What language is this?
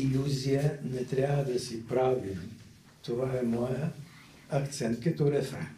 Bulgarian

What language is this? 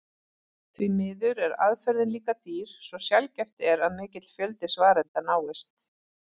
Icelandic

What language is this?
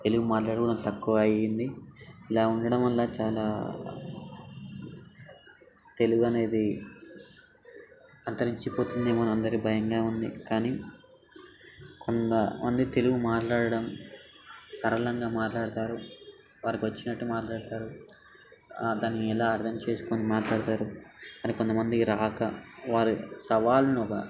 Telugu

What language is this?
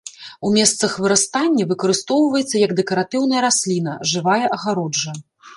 Belarusian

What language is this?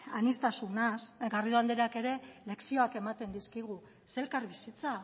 Basque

